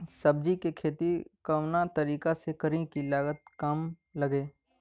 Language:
Bhojpuri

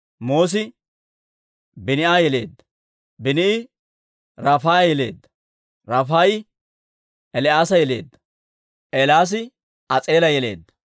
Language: Dawro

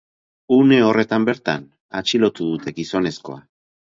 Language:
Basque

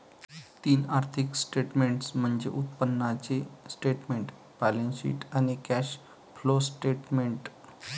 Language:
Marathi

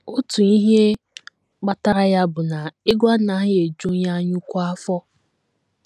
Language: Igbo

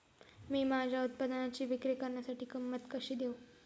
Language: Marathi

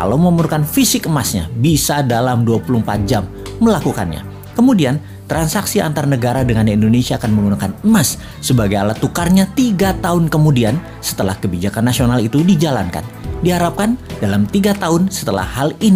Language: Indonesian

